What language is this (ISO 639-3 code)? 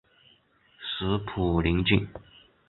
zho